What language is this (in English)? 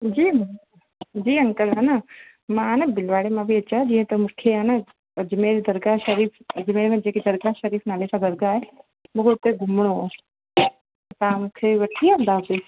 Sindhi